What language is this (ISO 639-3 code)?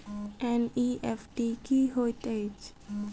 mai